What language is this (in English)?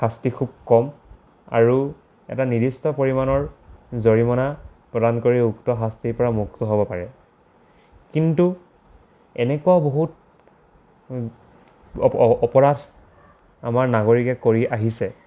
Assamese